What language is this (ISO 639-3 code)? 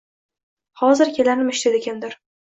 uzb